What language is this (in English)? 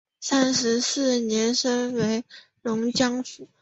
Chinese